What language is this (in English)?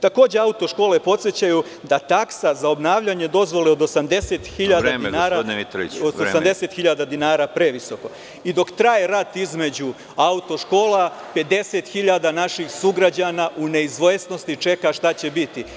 Serbian